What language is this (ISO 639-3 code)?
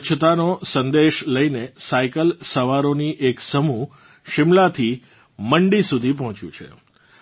guj